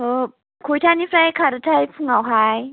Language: Bodo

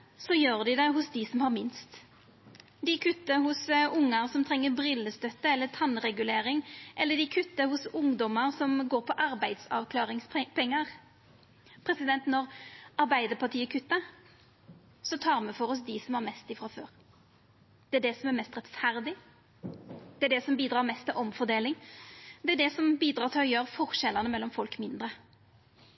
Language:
Norwegian Nynorsk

